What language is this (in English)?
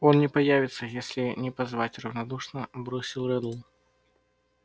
Russian